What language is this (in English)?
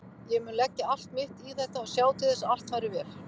Icelandic